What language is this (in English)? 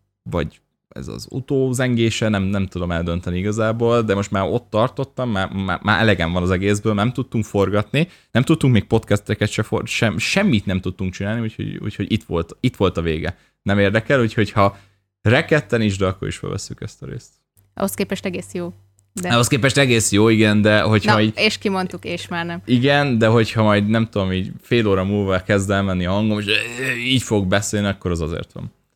Hungarian